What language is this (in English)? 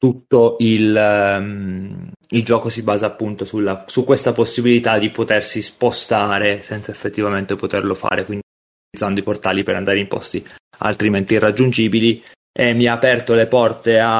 Italian